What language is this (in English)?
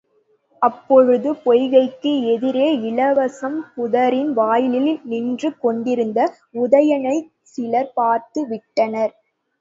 Tamil